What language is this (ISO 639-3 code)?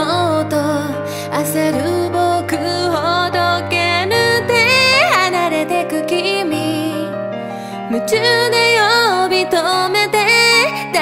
jpn